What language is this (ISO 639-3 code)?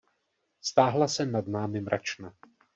ces